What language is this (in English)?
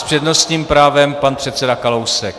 Czech